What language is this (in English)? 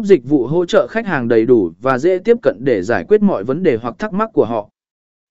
Vietnamese